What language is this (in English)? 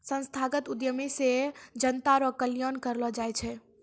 Maithili